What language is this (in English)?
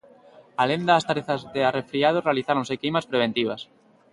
Galician